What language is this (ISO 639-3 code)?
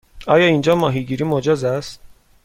fas